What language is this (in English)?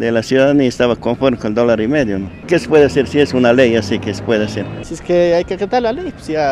Spanish